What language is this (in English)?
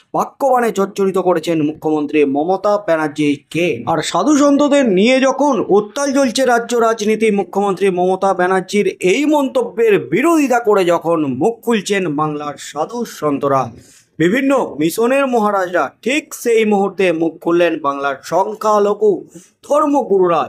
Bangla